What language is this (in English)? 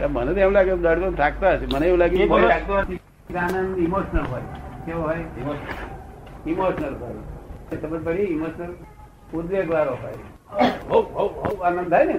Gujarati